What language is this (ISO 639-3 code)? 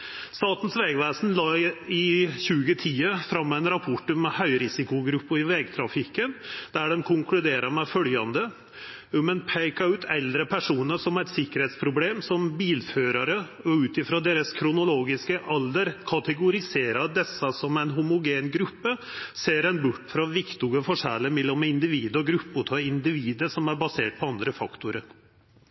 nno